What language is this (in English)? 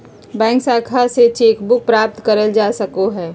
Magahi